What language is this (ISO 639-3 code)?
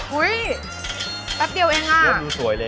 tha